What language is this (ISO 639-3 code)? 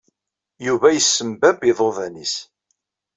kab